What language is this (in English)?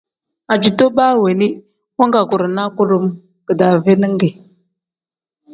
Tem